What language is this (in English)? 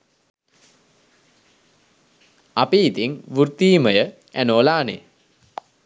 Sinhala